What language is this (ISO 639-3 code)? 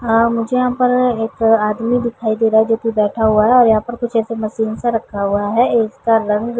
hin